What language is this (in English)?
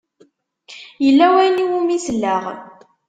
Kabyle